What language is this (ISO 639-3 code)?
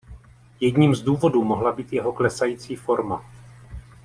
ces